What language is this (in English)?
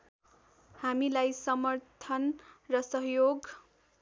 Nepali